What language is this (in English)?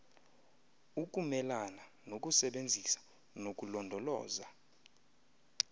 Xhosa